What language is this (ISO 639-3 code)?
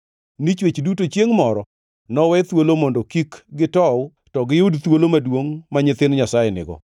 luo